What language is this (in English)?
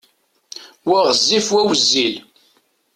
Kabyle